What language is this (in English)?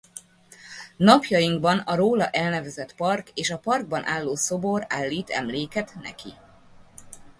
Hungarian